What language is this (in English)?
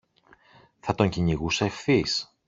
Greek